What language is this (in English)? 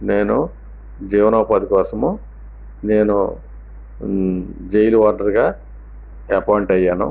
Telugu